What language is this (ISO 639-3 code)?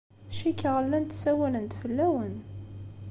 kab